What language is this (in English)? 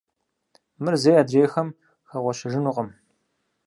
Kabardian